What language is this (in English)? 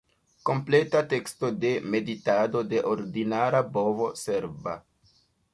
Esperanto